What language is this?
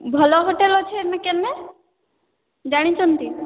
Odia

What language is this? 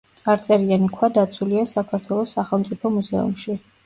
Georgian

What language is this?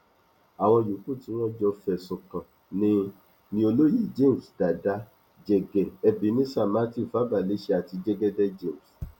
Yoruba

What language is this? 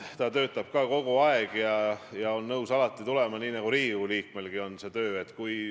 Estonian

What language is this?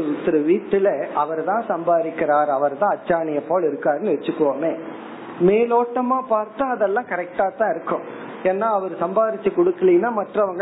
Tamil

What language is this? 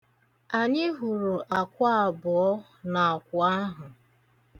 Igbo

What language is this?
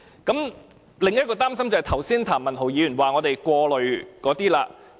Cantonese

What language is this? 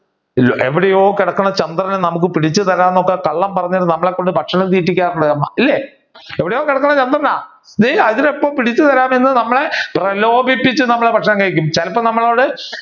Malayalam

